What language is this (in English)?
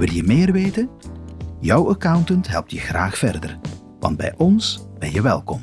Dutch